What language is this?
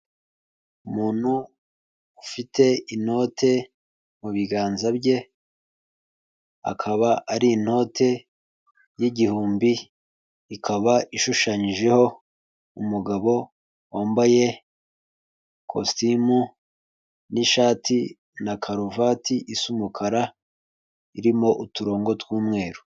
Kinyarwanda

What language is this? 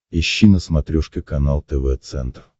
Russian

